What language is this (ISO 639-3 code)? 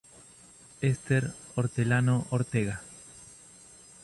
spa